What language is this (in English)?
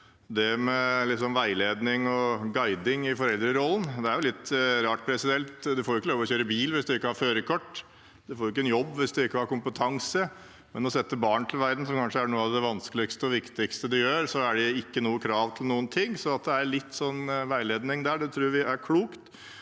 Norwegian